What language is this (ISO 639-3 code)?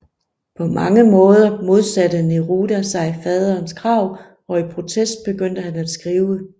dan